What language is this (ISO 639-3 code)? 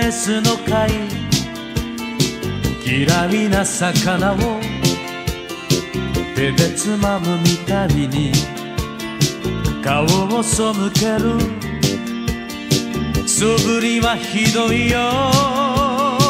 jpn